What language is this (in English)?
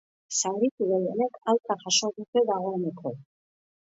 Basque